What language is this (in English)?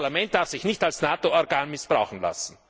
German